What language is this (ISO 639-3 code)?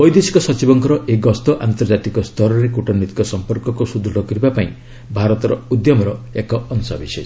ori